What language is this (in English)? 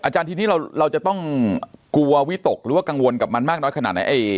Thai